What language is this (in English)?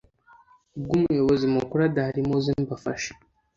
Kinyarwanda